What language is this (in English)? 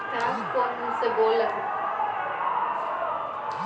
Maithili